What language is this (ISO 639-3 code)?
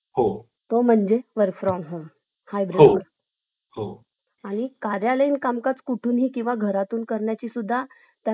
mar